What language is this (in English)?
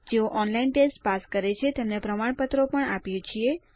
Gujarati